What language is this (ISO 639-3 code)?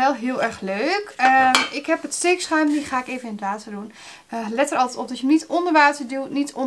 nld